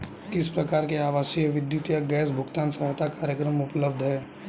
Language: Hindi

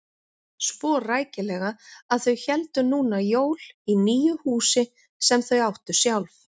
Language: Icelandic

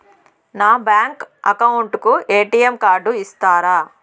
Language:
Telugu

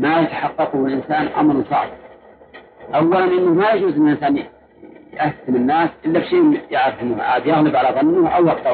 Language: Arabic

